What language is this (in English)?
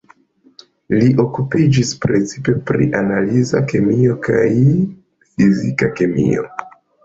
Esperanto